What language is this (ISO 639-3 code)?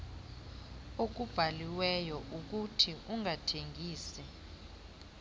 xho